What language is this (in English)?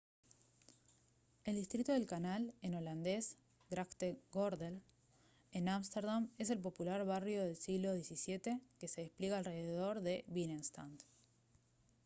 Spanish